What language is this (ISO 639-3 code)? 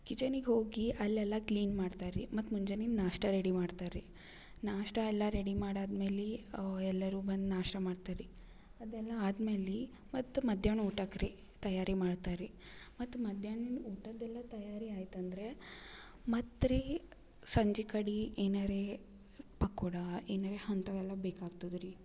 kan